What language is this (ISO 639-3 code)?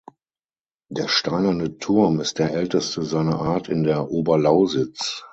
deu